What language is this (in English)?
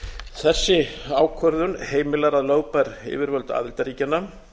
Icelandic